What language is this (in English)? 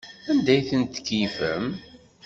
Kabyle